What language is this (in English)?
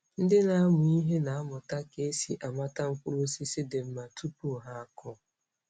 Igbo